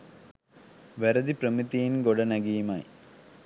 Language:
Sinhala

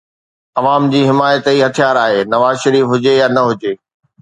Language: Sindhi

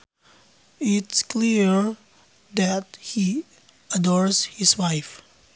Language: Sundanese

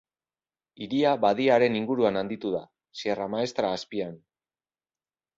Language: Basque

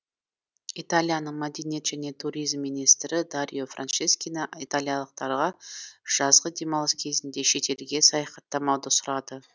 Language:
Kazakh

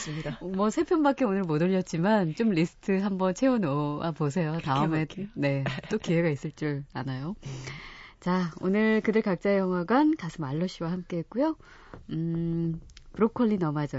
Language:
Korean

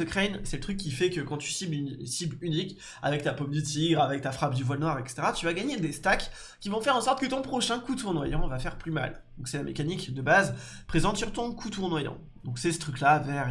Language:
French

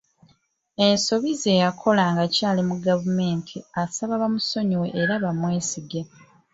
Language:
Ganda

